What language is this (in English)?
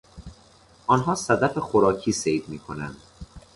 Persian